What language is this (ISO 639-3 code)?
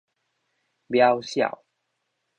nan